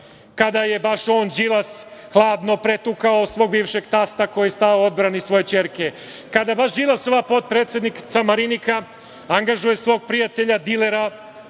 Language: Serbian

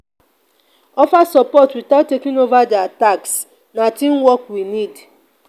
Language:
Nigerian Pidgin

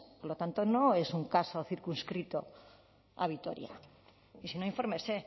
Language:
Spanish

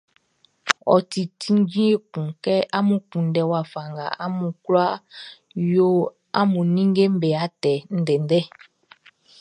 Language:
Baoulé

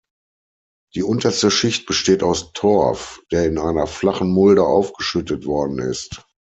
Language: German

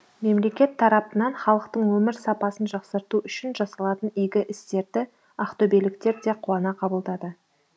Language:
Kazakh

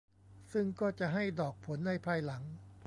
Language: Thai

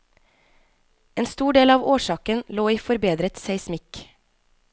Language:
Norwegian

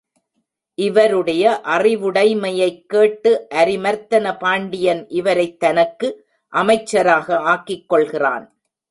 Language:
Tamil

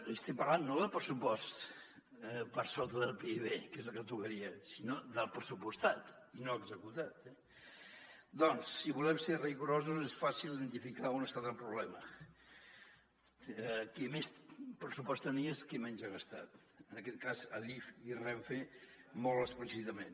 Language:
Catalan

